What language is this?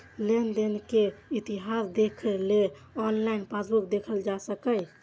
Maithili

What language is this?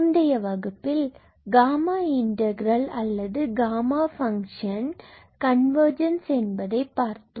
Tamil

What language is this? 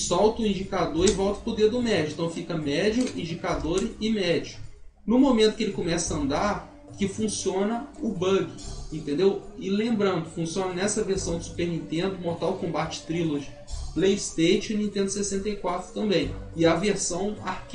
Portuguese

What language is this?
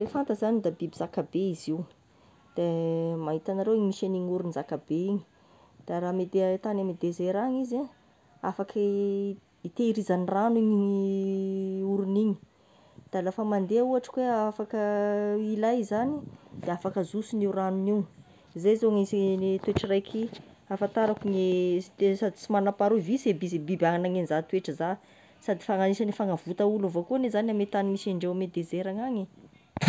Tesaka Malagasy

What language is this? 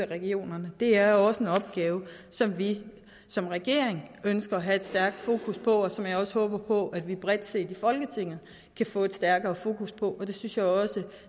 Danish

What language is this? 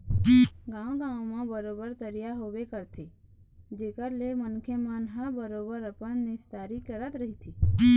Chhattisgarhi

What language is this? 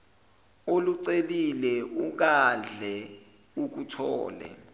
Zulu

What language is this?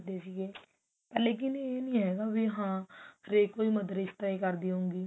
Punjabi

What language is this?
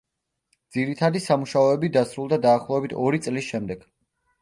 Georgian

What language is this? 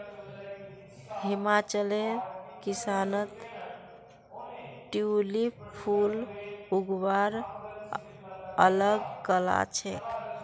Magahi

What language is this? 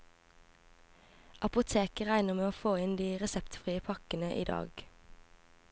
Norwegian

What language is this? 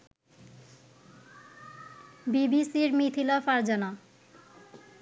Bangla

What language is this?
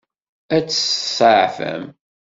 Kabyle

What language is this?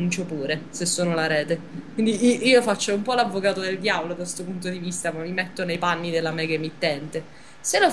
Italian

